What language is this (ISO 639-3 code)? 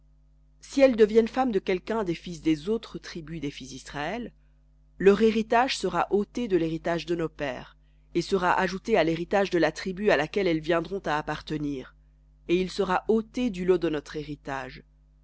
fra